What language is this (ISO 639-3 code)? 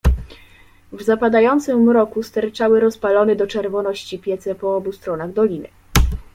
pol